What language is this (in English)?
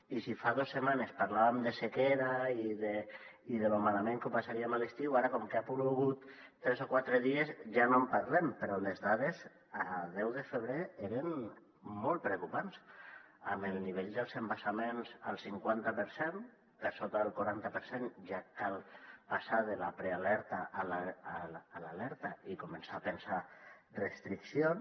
Catalan